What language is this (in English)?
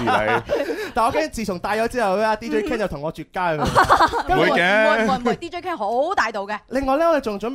Chinese